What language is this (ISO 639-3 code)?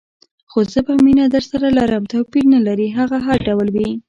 pus